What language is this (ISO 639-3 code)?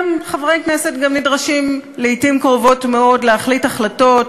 heb